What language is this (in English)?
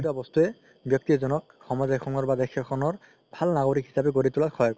Assamese